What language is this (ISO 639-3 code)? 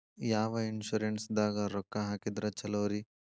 kan